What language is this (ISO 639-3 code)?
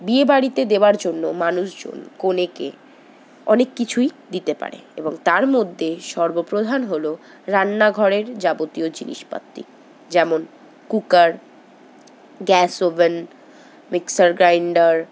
ben